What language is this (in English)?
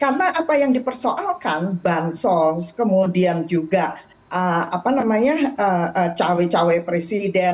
Indonesian